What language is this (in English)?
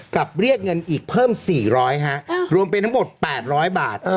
Thai